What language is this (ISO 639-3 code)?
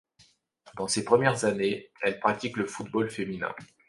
fra